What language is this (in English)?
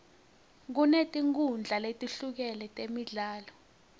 Swati